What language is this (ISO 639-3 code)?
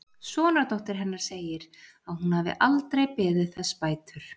isl